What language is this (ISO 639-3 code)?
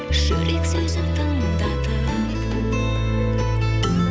kaz